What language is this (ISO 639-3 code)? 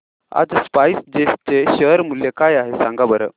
mar